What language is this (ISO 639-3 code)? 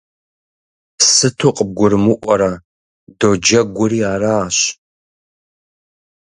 kbd